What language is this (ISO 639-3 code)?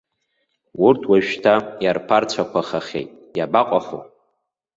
abk